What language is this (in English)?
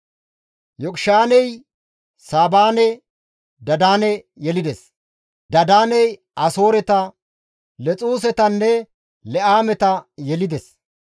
Gamo